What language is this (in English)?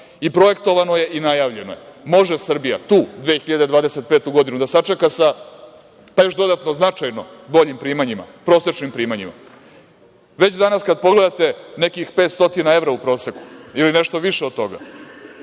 Serbian